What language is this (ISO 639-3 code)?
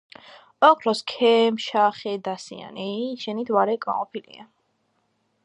kat